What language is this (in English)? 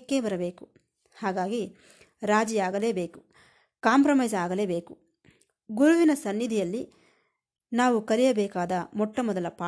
Kannada